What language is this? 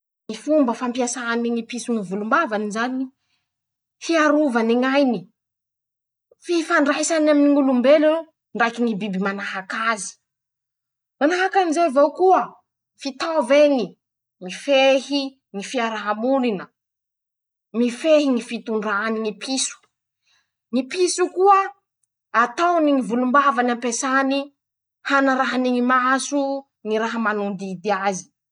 Masikoro Malagasy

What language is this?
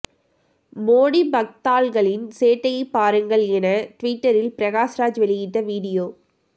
Tamil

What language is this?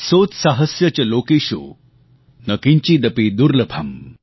Gujarati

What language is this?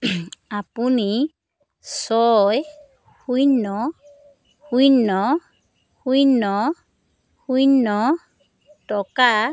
Assamese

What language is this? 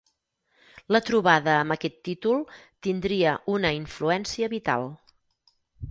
Catalan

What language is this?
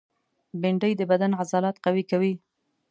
Pashto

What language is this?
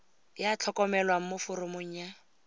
Tswana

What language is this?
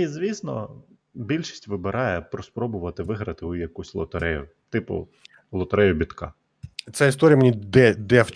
Ukrainian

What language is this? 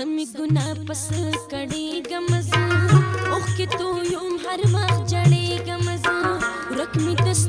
Indonesian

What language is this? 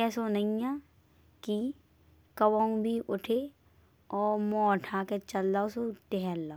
Bundeli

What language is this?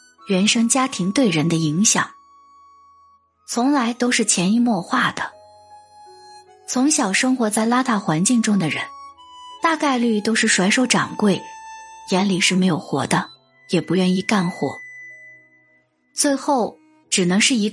Chinese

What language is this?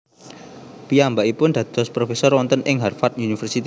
Javanese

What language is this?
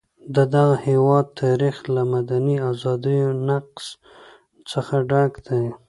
Pashto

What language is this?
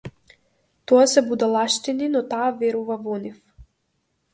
Macedonian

